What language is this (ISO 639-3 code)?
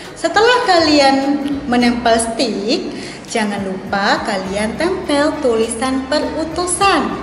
ind